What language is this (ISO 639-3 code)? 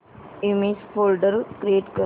mar